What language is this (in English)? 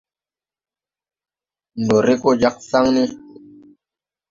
Tupuri